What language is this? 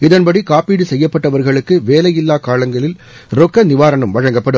Tamil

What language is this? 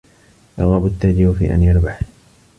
Arabic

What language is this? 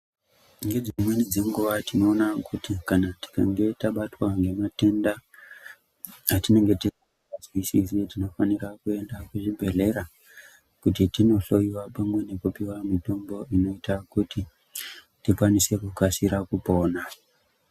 Ndau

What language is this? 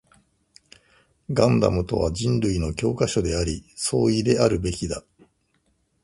Japanese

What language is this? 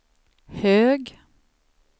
Swedish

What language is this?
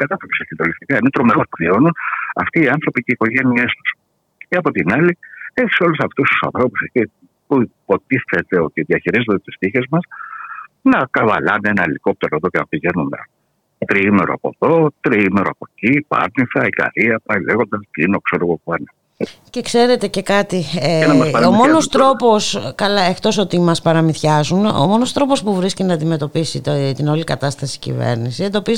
Greek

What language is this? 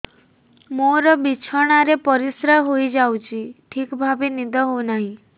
Odia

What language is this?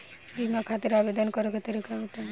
Bhojpuri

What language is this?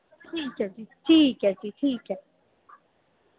Dogri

